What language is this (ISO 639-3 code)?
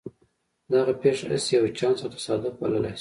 pus